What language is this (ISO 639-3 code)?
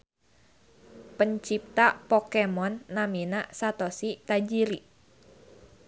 sun